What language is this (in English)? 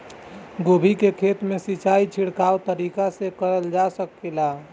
Bhojpuri